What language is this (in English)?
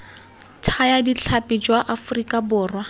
Tswana